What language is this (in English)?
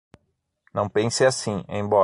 Portuguese